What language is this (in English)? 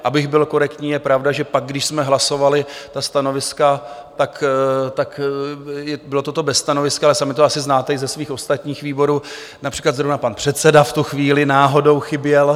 Czech